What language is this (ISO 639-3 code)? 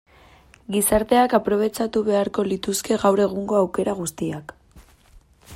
eus